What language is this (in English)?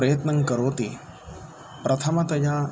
Sanskrit